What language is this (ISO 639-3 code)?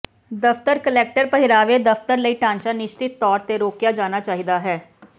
pan